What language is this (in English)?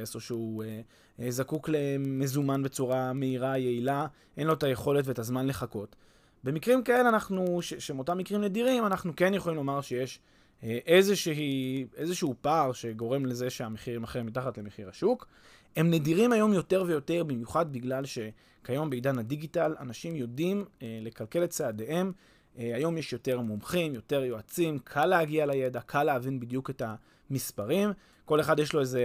Hebrew